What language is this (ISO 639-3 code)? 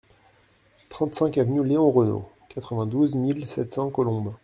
fra